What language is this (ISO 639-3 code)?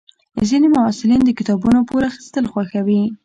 pus